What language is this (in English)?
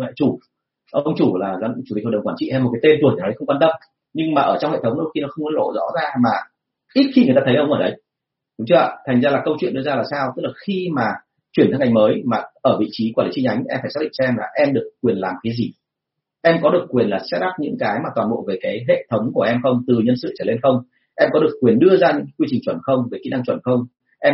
Vietnamese